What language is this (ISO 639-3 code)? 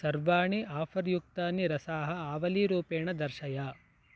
san